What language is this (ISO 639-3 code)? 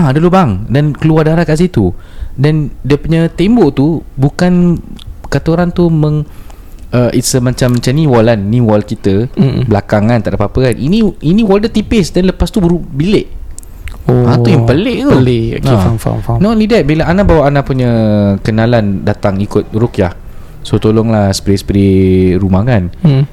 msa